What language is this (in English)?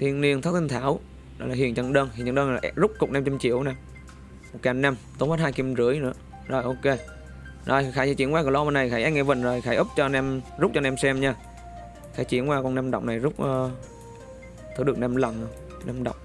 Vietnamese